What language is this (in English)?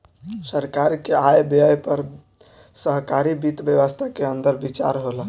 Bhojpuri